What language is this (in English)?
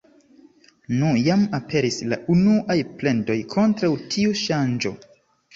Esperanto